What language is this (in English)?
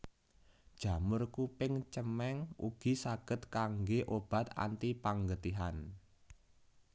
Javanese